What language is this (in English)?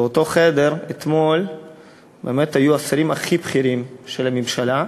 Hebrew